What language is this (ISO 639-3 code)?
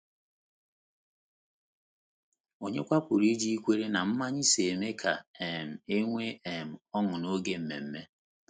ibo